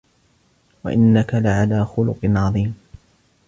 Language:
Arabic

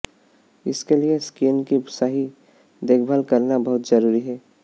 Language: Hindi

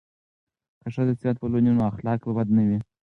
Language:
Pashto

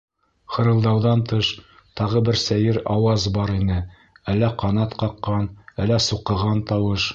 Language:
Bashkir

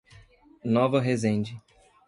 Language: Portuguese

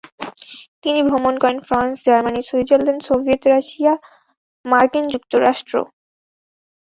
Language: Bangla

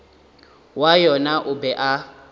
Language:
Northern Sotho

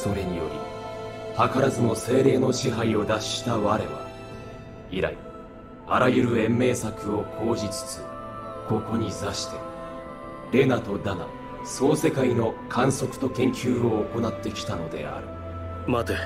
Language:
Japanese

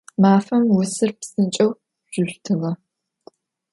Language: Adyghe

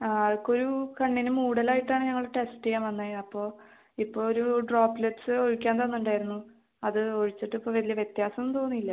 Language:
Malayalam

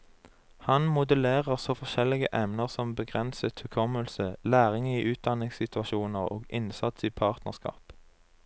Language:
Norwegian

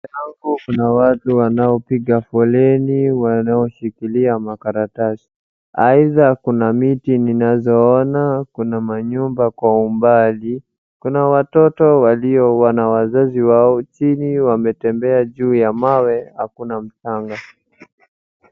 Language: Swahili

